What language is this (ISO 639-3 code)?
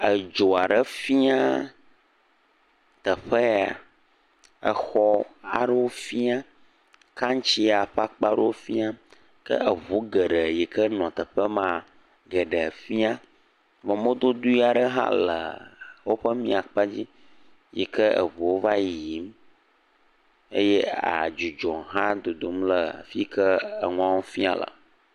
ewe